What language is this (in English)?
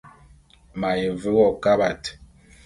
Bulu